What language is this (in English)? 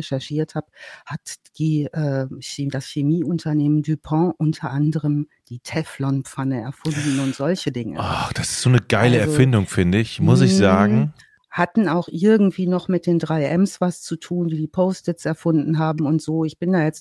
German